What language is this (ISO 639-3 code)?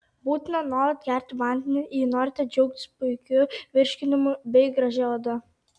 lit